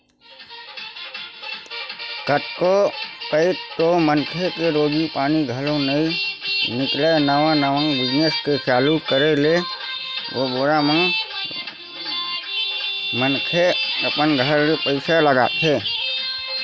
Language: Chhattisgarhi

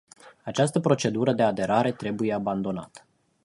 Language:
Romanian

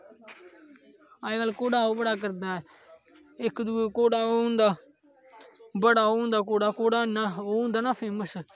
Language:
Dogri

